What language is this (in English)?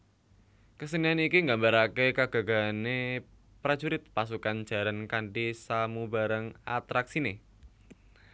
Javanese